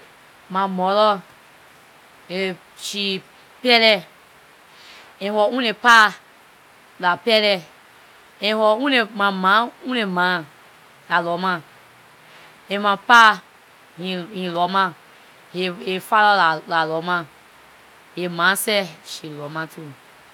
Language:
Liberian English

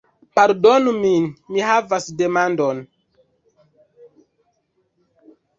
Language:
Esperanto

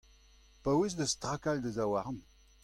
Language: Breton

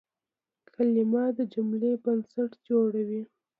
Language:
Pashto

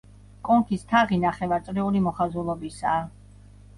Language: Georgian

